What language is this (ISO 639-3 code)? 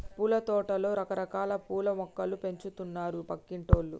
tel